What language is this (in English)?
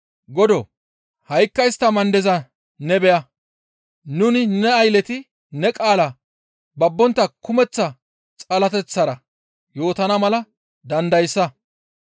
Gamo